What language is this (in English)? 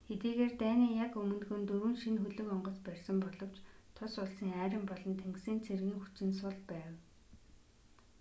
Mongolian